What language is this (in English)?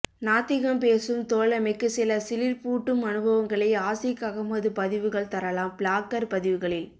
Tamil